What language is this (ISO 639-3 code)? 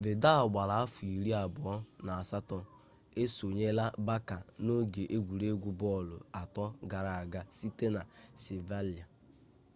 ibo